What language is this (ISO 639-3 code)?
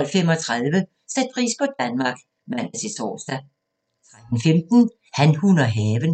dan